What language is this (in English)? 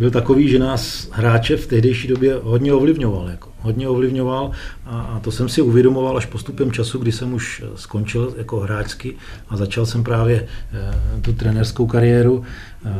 Czech